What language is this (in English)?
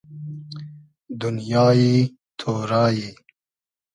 Hazaragi